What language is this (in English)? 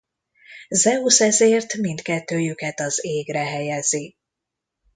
Hungarian